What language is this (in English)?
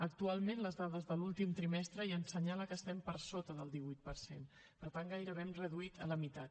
Catalan